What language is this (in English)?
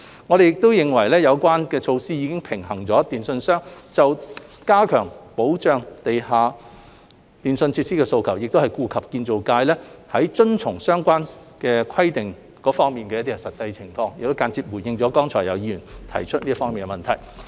Cantonese